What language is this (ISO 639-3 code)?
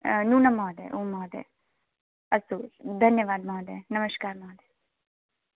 san